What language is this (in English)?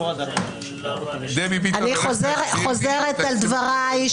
Hebrew